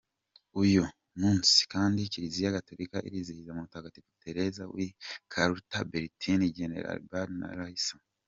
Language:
Kinyarwanda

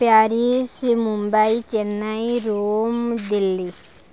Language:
Odia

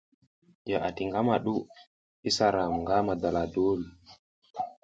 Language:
South Giziga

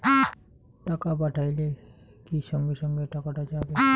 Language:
Bangla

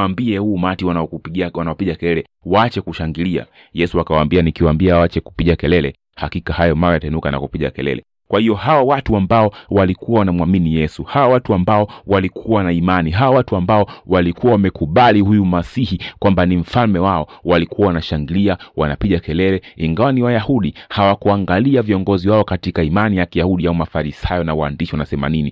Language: Swahili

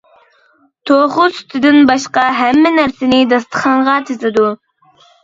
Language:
Uyghur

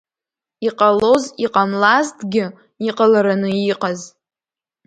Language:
Abkhazian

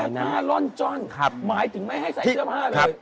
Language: Thai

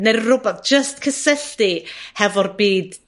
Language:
Welsh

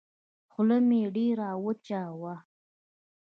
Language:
Pashto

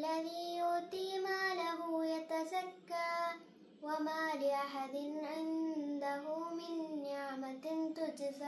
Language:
Arabic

